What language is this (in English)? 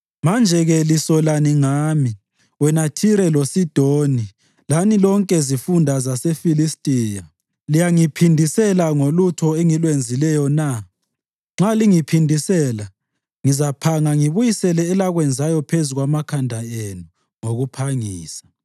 North Ndebele